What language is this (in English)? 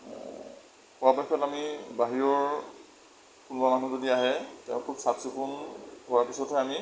Assamese